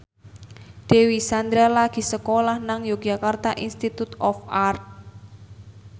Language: Javanese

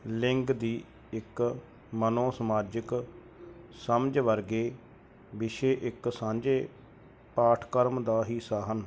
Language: Punjabi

